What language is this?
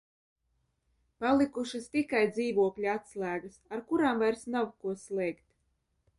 Latvian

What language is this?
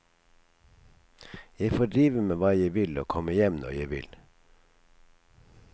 Norwegian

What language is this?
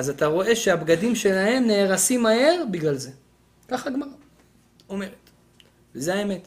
Hebrew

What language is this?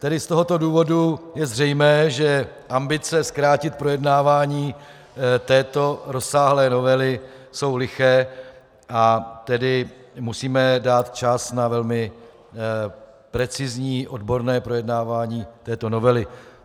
Czech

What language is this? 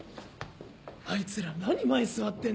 Japanese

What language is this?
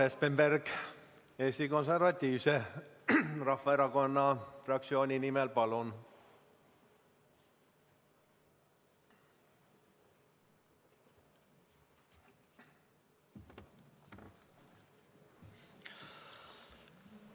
Estonian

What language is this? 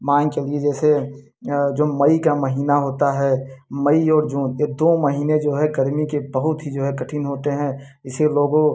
Hindi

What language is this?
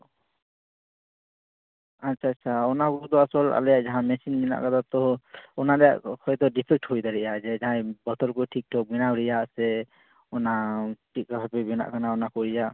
Santali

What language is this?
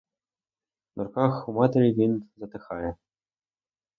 Ukrainian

